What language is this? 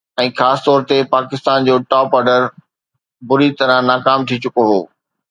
Sindhi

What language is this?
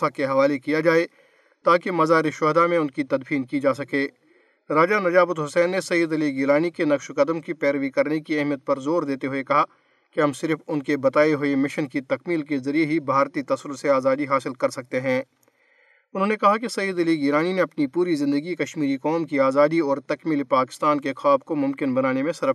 Urdu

